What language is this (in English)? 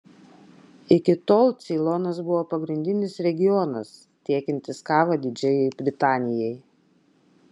Lithuanian